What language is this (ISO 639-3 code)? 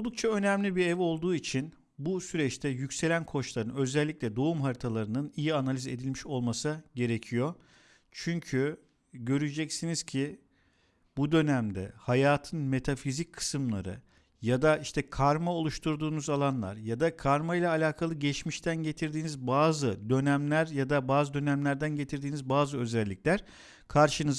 tur